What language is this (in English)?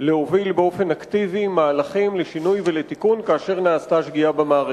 Hebrew